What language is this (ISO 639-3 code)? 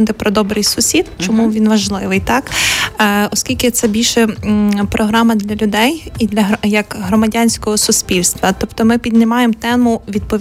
ukr